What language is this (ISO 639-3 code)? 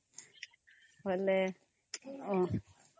ori